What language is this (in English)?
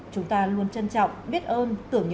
Vietnamese